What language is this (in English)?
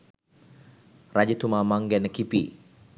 Sinhala